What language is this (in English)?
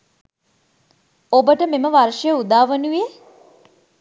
Sinhala